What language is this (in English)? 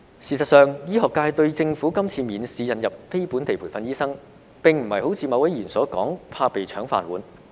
Cantonese